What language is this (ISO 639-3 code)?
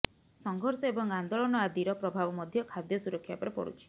ori